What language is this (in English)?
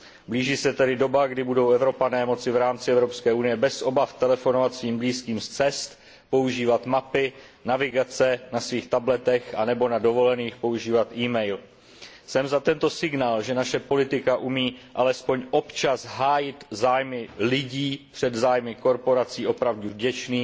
Czech